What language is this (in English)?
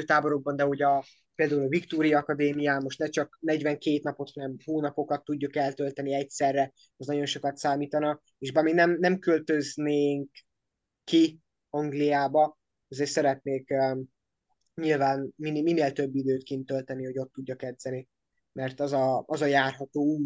Hungarian